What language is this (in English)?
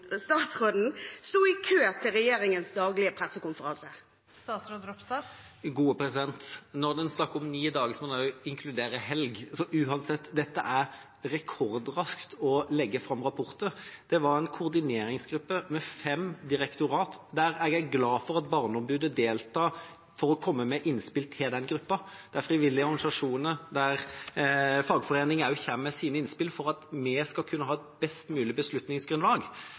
Norwegian Bokmål